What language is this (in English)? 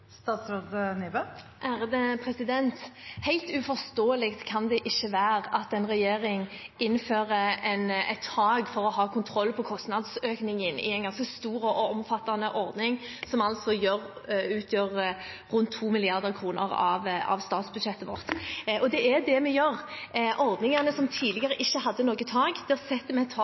Norwegian Bokmål